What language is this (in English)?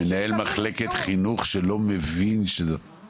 Hebrew